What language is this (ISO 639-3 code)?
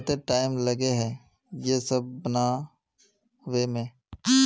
mag